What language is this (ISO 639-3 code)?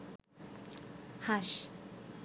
ben